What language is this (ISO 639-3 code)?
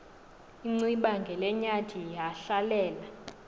xho